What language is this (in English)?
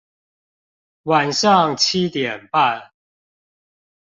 Chinese